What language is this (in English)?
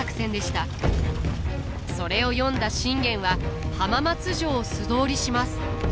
Japanese